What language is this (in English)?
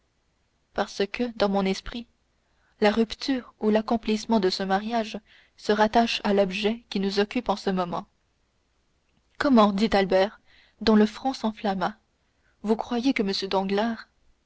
French